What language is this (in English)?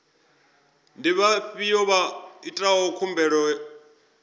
Venda